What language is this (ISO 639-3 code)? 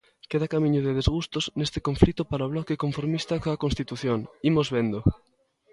glg